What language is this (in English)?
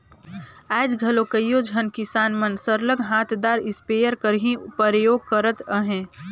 Chhattisgarhi